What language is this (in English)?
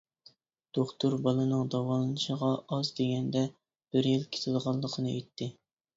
Uyghur